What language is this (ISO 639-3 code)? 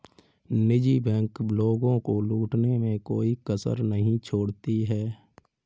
hin